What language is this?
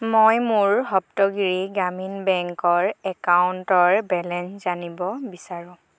Assamese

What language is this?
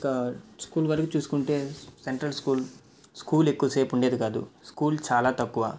Telugu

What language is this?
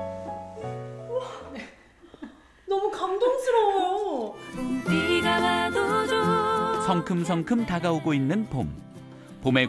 Korean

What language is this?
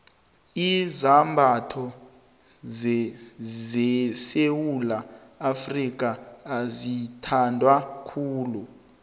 South Ndebele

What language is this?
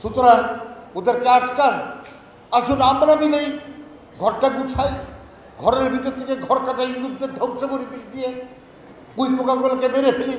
Turkish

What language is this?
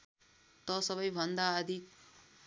Nepali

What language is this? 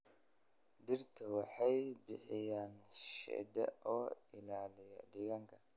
Somali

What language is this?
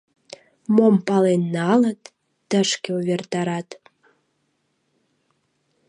Mari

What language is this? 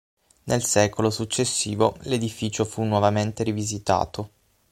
Italian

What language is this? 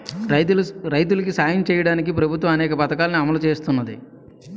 Telugu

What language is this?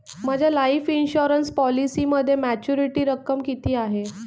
Marathi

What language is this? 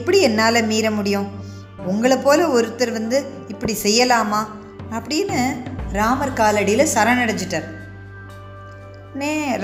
Tamil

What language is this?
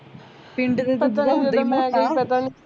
Punjabi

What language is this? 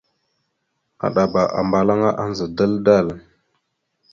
Mada (Cameroon)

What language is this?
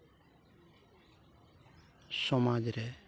Santali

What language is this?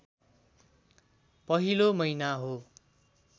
Nepali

